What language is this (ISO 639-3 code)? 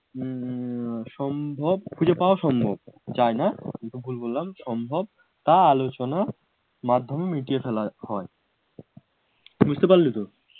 ben